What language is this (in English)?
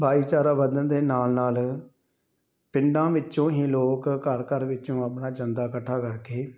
Punjabi